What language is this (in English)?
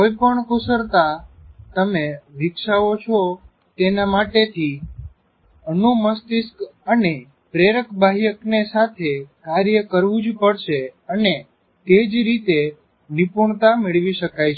Gujarati